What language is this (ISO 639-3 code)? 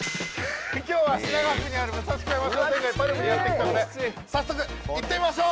jpn